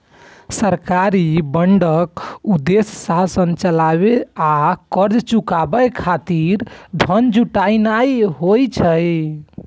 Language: Maithili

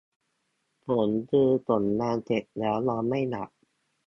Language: Thai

